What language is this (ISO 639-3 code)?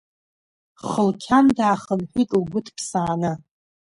abk